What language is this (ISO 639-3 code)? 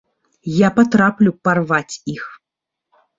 bel